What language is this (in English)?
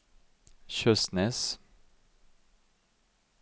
Norwegian